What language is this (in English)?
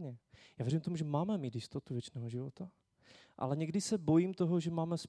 Czech